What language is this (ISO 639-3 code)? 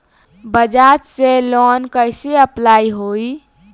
bho